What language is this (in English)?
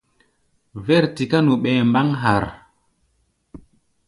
Gbaya